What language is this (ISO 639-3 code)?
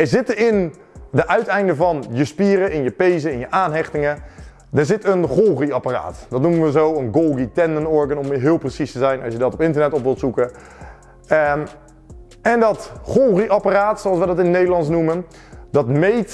nld